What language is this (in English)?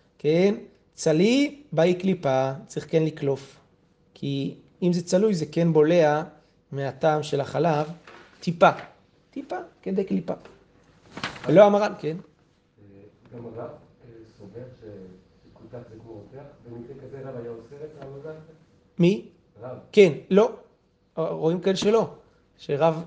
Hebrew